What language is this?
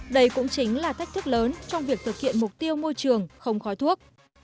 Vietnamese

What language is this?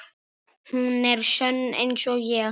Icelandic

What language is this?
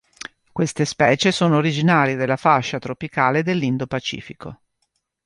Italian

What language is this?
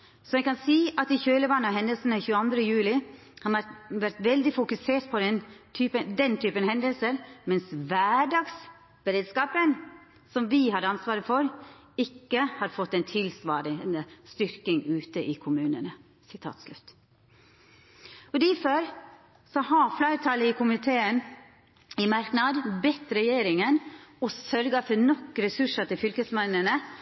Norwegian Nynorsk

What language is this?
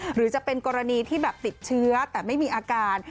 Thai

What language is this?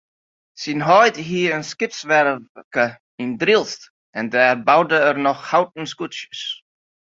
Western Frisian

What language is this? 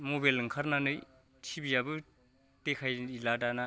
Bodo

